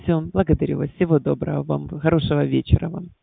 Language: Russian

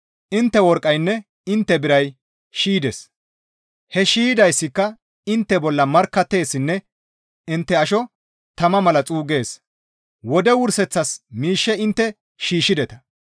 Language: Gamo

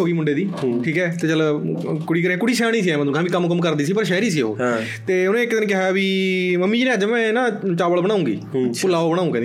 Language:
Punjabi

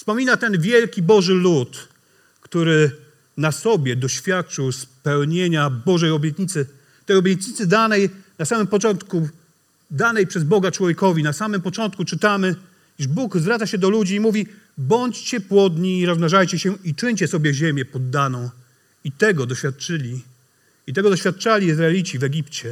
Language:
Polish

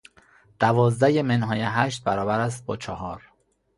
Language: Persian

